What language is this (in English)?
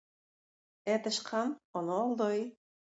Tatar